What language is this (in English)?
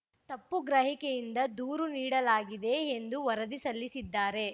Kannada